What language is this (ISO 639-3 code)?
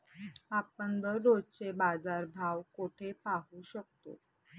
mar